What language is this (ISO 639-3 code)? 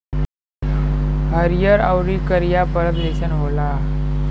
bho